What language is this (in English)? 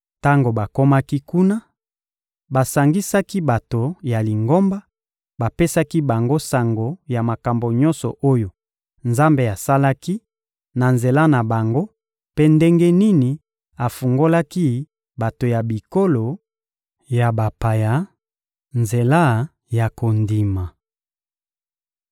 Lingala